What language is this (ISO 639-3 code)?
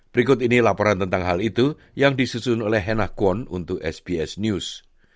ind